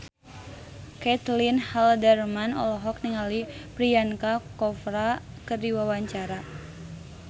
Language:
Sundanese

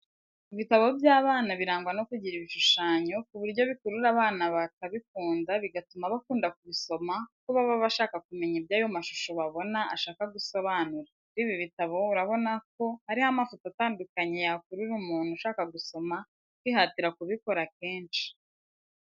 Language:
Kinyarwanda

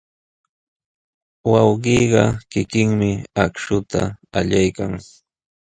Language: Sihuas Ancash Quechua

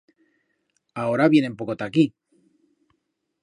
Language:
Aragonese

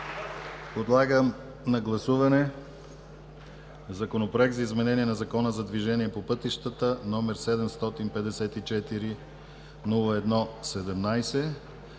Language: Bulgarian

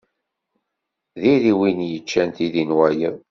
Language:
Kabyle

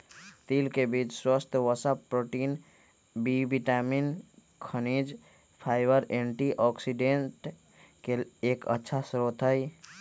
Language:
Magahi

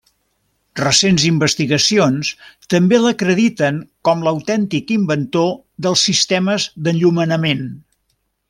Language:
Catalan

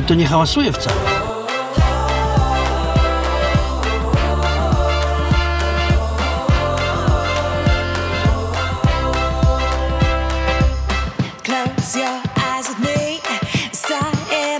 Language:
Polish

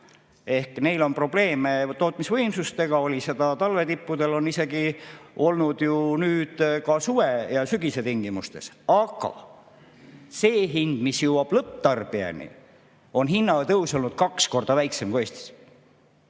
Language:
Estonian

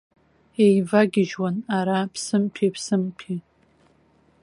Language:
Abkhazian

